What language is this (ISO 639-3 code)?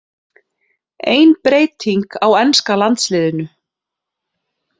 isl